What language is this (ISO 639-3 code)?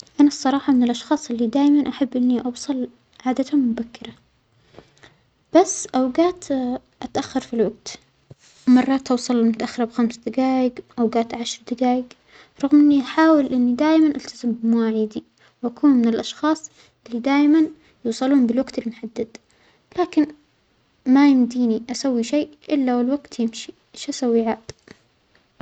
acx